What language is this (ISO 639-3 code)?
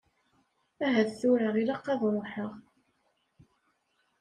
kab